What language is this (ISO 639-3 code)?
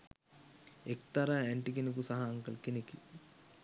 sin